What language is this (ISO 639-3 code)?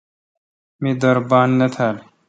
xka